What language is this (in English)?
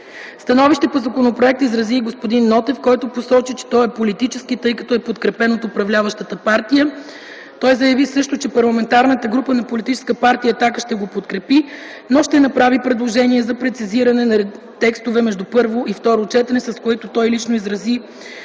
Bulgarian